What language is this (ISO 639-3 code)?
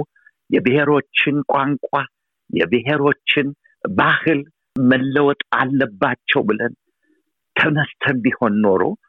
amh